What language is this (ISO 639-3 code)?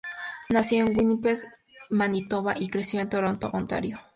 spa